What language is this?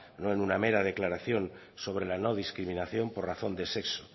Spanish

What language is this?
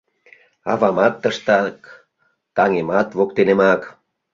Mari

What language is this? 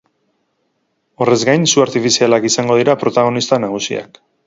Basque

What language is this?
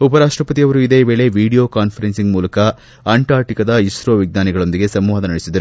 Kannada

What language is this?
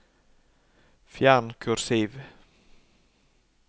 Norwegian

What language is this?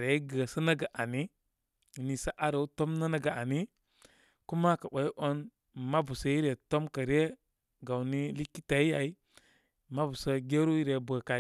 Koma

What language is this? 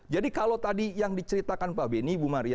Indonesian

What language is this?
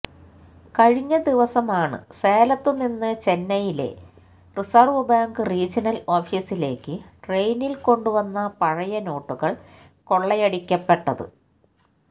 Malayalam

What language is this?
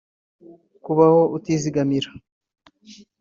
Kinyarwanda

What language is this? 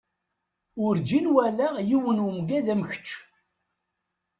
Kabyle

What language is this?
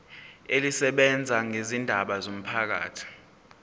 Zulu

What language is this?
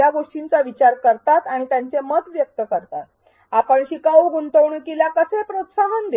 Marathi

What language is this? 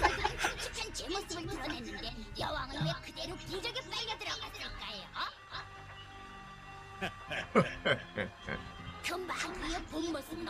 Korean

